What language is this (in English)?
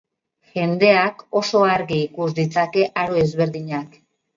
Basque